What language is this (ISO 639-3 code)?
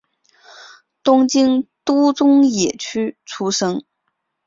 zho